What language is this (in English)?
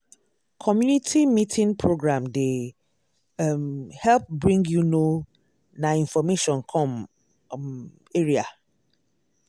Nigerian Pidgin